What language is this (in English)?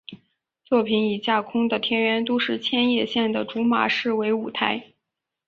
Chinese